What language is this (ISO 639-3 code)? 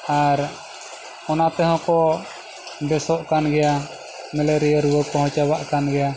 sat